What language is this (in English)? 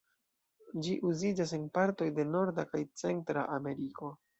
Esperanto